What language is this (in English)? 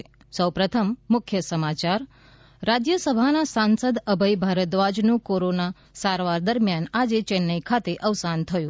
Gujarati